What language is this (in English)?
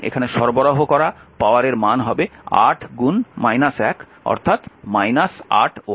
Bangla